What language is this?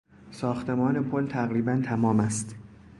Persian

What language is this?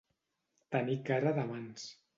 Catalan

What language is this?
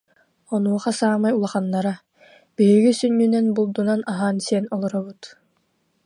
Yakut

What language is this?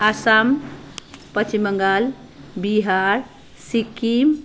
Nepali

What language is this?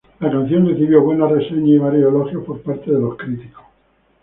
Spanish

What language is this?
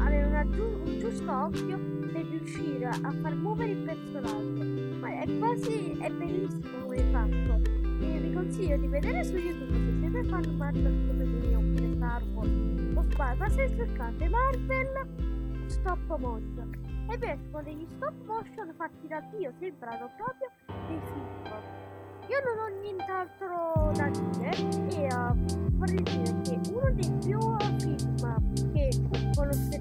Italian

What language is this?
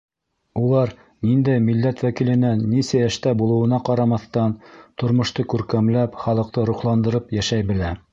Bashkir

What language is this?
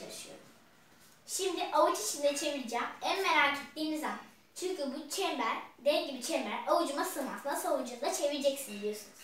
Turkish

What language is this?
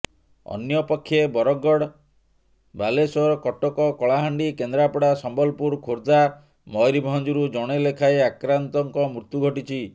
Odia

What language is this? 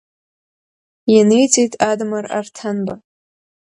Abkhazian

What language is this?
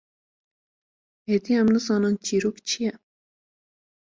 Kurdish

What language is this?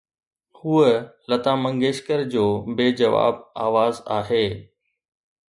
Sindhi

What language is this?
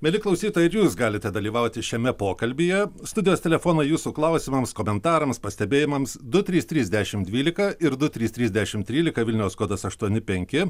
Lithuanian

